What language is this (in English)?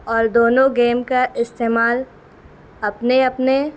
Urdu